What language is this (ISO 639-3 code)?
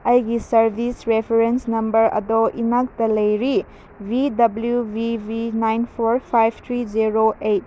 mni